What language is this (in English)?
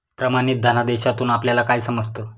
Marathi